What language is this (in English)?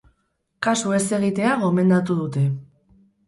Basque